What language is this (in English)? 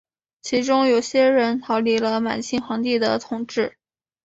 Chinese